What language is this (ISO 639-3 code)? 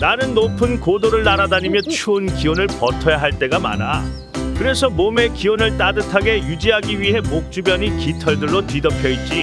kor